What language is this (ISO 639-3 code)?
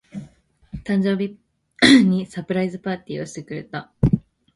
jpn